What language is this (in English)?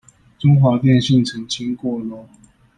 Chinese